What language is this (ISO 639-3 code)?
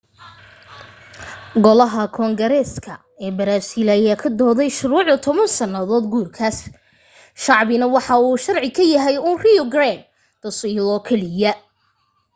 som